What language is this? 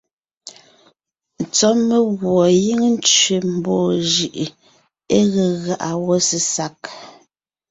Ngiemboon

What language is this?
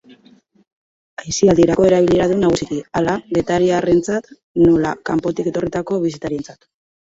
Basque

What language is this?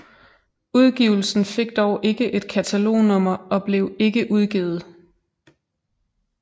Danish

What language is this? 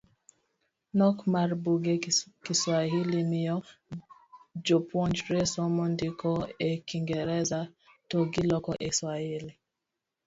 Luo (Kenya and Tanzania)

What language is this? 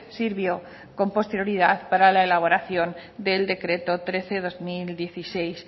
Spanish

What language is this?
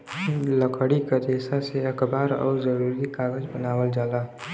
Bhojpuri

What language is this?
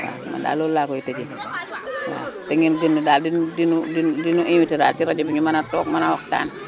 Wolof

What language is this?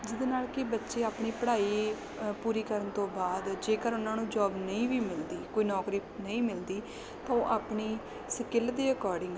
Punjabi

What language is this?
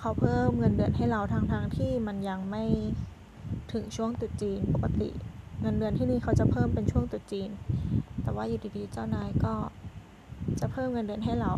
Thai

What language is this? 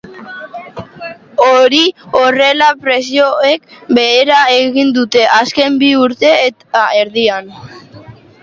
Basque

